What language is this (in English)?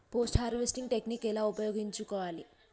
Telugu